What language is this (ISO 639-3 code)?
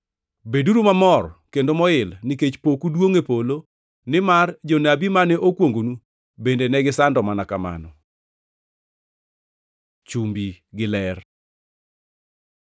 luo